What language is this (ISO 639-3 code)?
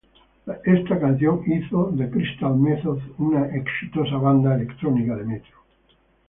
spa